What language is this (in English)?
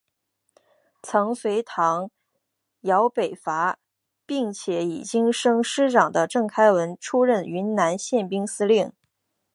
Chinese